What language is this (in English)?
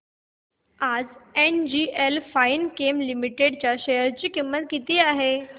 Marathi